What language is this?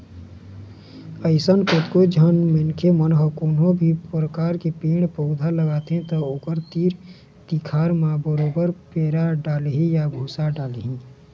Chhattisgarhi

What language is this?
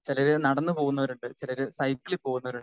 Malayalam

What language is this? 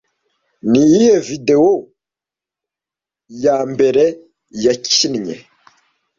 Kinyarwanda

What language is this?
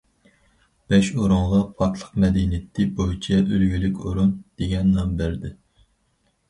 Uyghur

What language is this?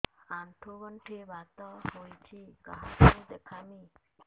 Odia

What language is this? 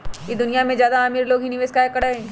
Magahi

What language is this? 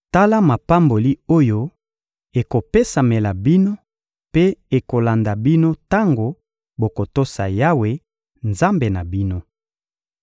Lingala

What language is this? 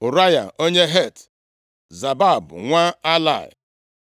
Igbo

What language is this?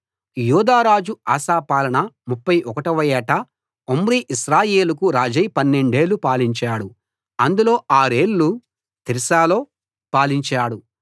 Telugu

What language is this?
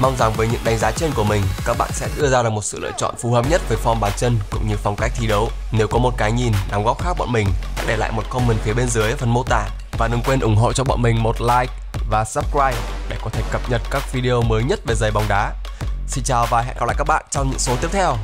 Vietnamese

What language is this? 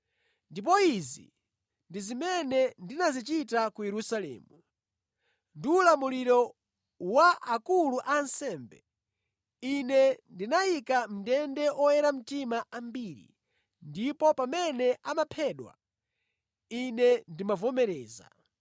Nyanja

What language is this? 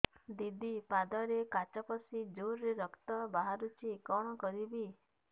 Odia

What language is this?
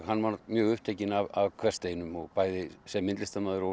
Icelandic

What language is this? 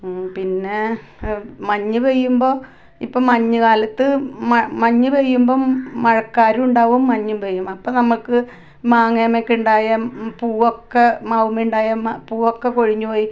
Malayalam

